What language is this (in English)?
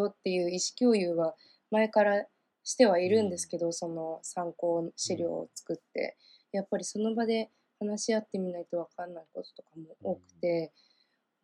Japanese